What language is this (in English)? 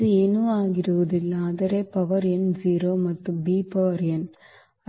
Kannada